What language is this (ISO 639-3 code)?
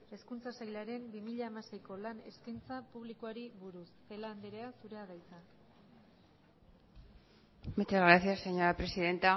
eus